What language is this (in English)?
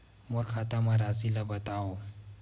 Chhattisgarhi